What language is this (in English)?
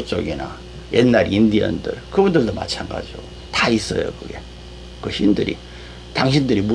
Korean